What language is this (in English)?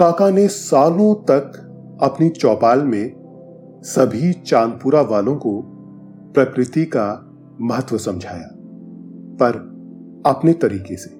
Hindi